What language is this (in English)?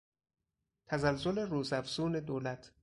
Persian